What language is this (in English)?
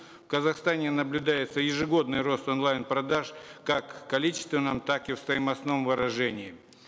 Kazakh